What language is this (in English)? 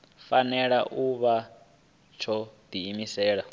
Venda